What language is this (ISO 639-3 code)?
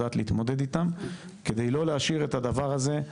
heb